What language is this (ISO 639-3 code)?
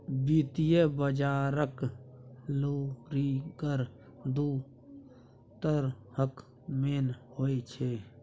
mai